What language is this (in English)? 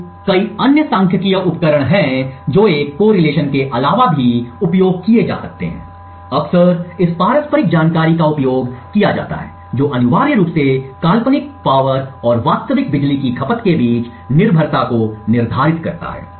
Hindi